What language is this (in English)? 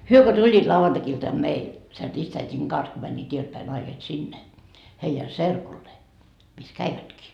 Finnish